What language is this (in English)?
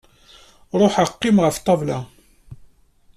Kabyle